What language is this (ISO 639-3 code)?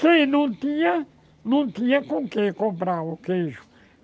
por